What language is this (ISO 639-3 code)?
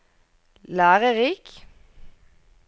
nor